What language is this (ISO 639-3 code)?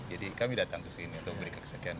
ind